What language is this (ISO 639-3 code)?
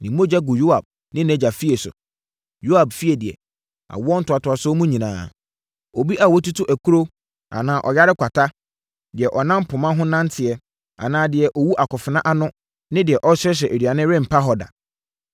aka